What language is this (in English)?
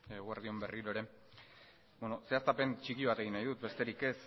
Basque